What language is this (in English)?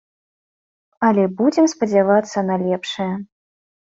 Belarusian